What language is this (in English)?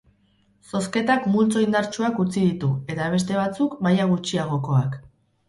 Basque